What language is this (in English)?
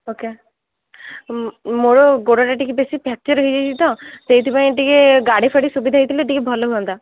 Odia